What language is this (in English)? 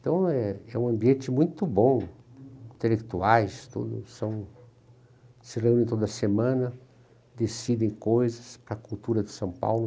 Portuguese